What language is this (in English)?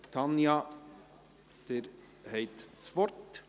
Swiss German